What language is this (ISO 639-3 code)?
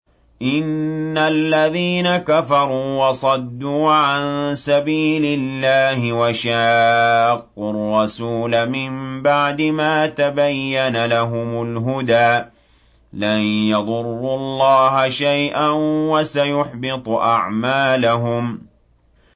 ara